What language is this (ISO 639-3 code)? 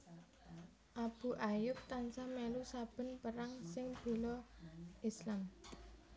jav